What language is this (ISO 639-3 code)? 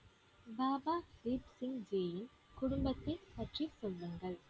tam